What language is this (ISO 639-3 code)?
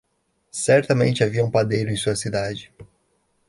por